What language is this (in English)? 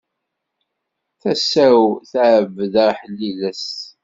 Kabyle